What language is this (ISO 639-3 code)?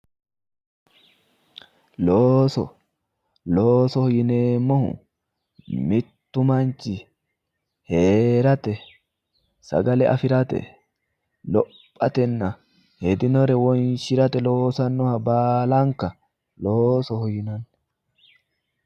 sid